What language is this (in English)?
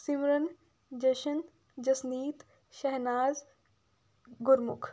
Punjabi